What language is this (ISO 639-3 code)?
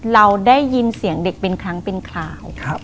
tha